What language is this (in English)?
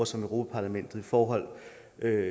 Danish